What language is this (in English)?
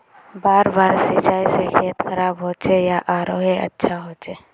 Magahi